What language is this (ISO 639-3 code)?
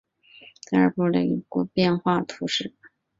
zho